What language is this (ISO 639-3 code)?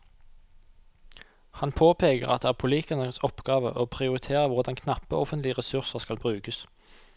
nor